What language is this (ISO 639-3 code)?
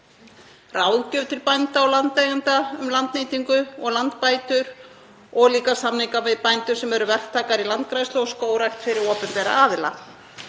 isl